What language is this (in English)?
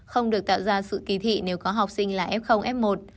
Vietnamese